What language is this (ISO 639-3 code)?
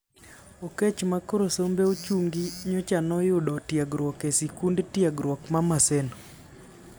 luo